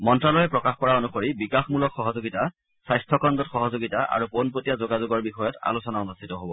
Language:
Assamese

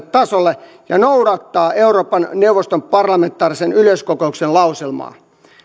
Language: Finnish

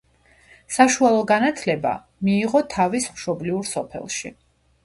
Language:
Georgian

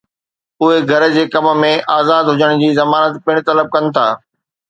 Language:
Sindhi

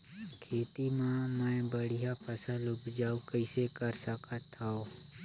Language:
Chhattisgarhi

